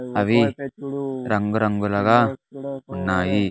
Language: Telugu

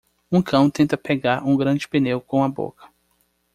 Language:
Portuguese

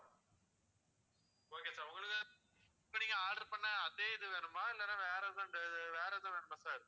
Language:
Tamil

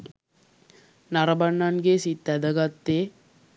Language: Sinhala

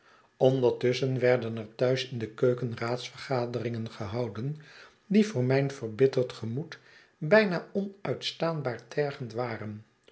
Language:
Dutch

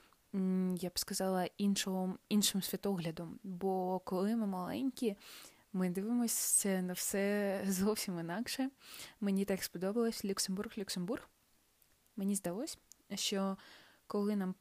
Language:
Ukrainian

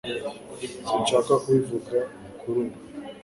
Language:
Kinyarwanda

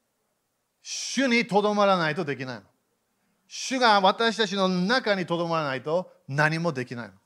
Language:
Japanese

